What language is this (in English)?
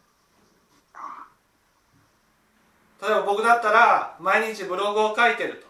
Japanese